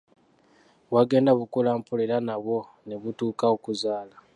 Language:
Ganda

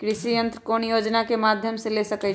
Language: Magahi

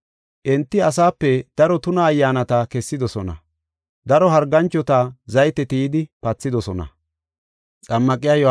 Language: Gofa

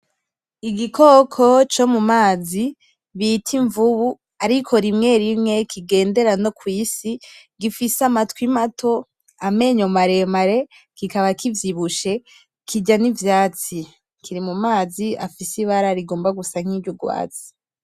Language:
Rundi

